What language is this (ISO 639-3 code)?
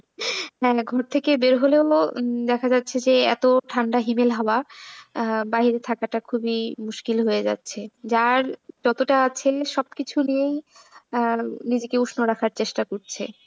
ben